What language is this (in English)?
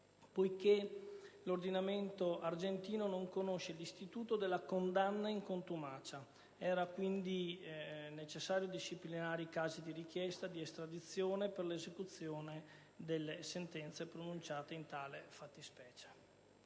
Italian